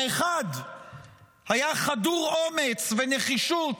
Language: Hebrew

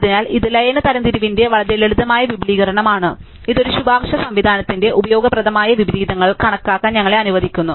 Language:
Malayalam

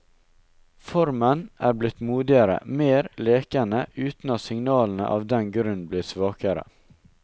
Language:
Norwegian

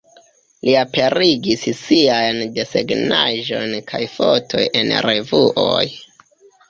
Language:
Esperanto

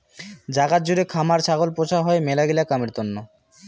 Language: Bangla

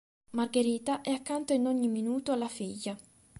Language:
Italian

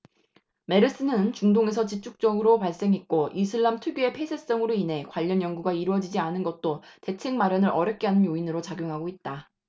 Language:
Korean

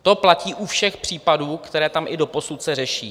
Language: Czech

